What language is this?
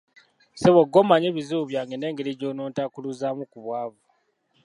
Ganda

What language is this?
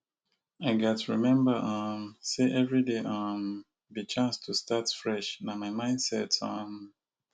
Nigerian Pidgin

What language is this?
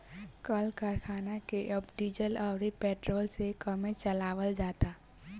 Bhojpuri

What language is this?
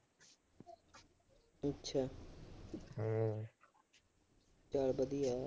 Punjabi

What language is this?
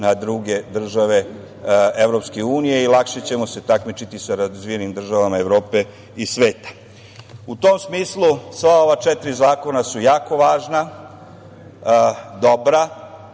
Serbian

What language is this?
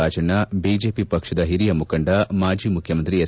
Kannada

